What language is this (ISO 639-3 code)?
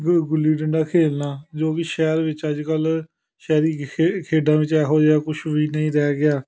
pan